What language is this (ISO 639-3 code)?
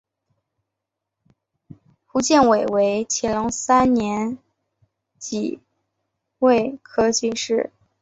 zho